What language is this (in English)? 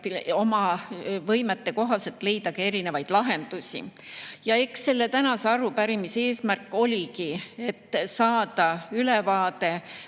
Estonian